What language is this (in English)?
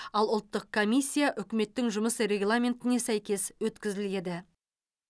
Kazakh